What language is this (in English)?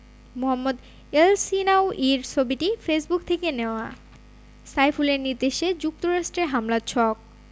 Bangla